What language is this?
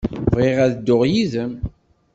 Kabyle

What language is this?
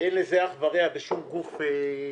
Hebrew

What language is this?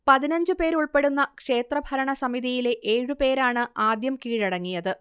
Malayalam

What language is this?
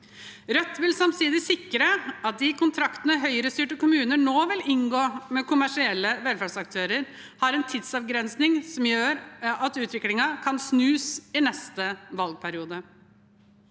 Norwegian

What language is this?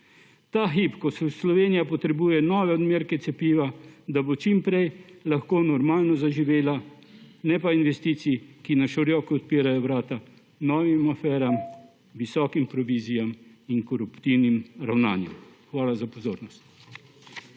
Slovenian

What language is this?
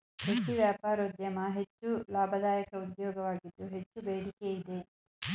Kannada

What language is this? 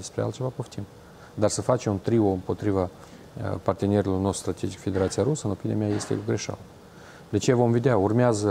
Romanian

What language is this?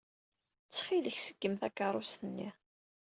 Kabyle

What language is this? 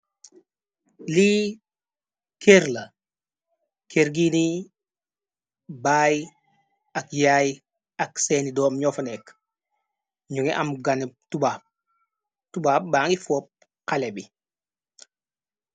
Wolof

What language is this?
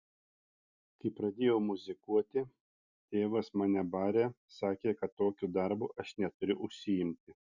Lithuanian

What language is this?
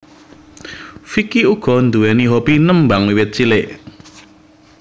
Javanese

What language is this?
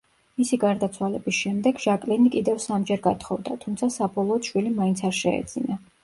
Georgian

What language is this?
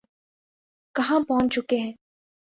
Urdu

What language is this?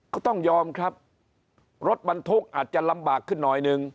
Thai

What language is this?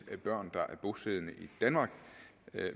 Danish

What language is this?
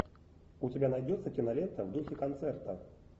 Russian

